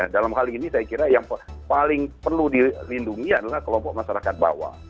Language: Indonesian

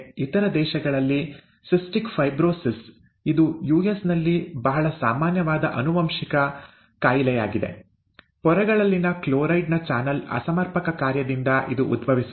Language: Kannada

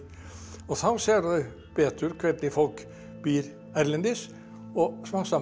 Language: Icelandic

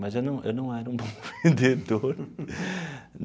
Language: Portuguese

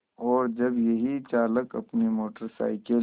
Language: Hindi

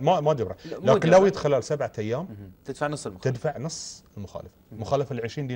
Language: Arabic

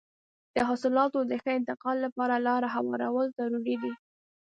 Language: Pashto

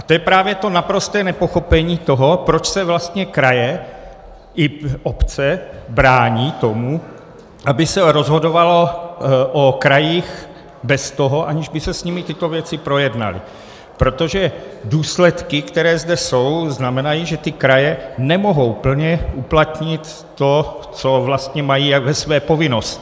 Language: Czech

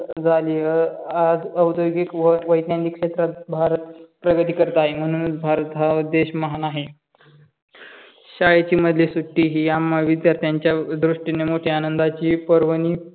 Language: Marathi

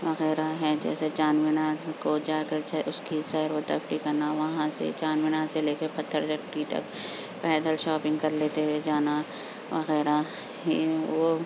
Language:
Urdu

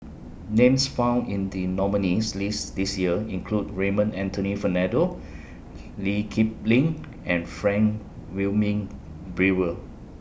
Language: English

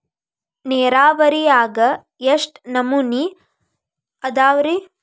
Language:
Kannada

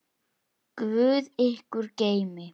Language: Icelandic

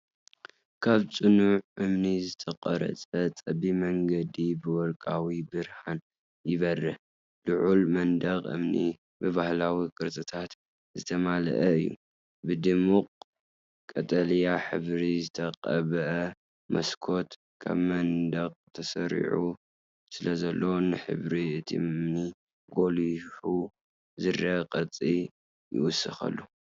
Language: Tigrinya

